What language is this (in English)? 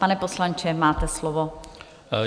Czech